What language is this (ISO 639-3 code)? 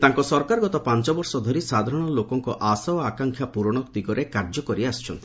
ori